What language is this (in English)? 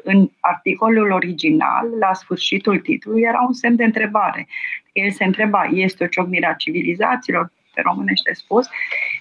Romanian